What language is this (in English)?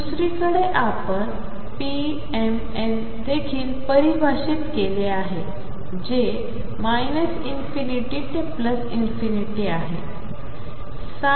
Marathi